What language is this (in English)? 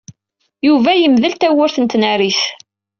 Kabyle